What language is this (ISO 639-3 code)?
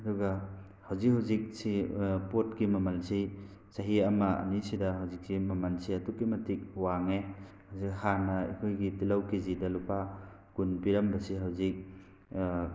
mni